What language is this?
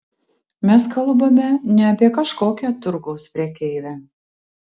Lithuanian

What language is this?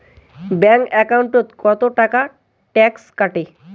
Bangla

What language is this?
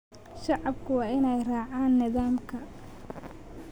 Somali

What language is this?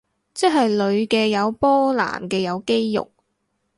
Cantonese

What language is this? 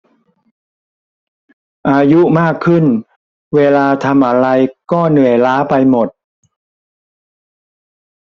Thai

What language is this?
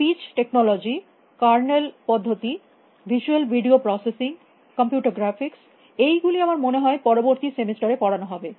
Bangla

